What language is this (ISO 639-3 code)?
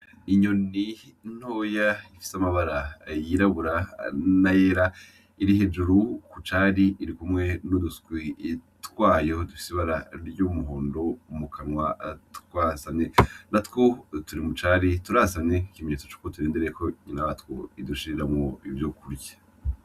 run